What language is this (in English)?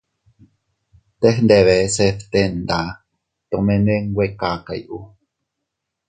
Teutila Cuicatec